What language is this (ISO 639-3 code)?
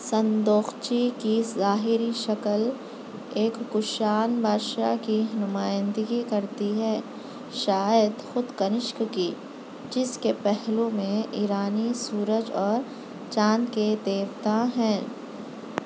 urd